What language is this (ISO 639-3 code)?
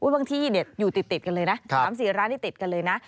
tha